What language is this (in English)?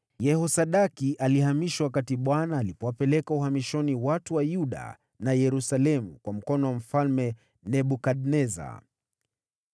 Swahili